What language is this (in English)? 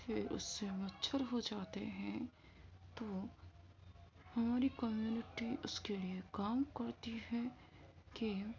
Urdu